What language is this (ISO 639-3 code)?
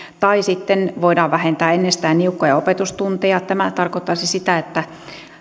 fin